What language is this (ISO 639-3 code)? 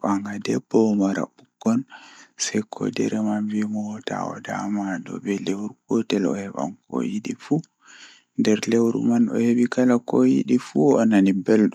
ful